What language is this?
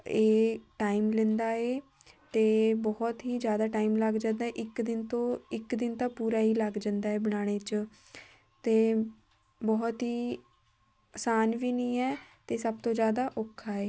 Punjabi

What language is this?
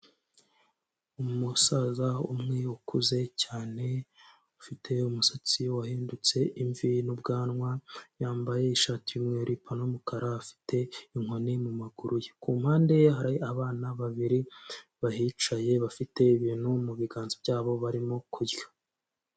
Kinyarwanda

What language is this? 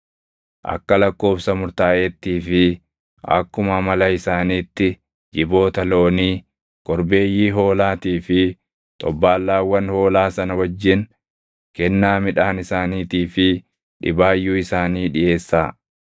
Oromo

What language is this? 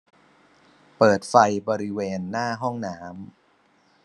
Thai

